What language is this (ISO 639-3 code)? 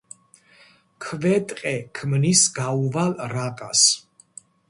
kat